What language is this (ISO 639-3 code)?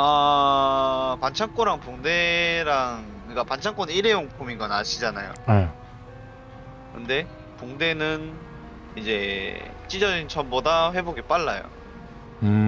kor